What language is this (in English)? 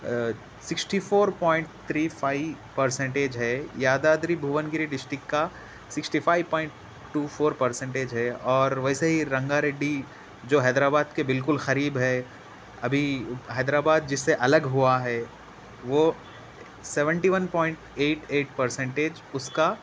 Urdu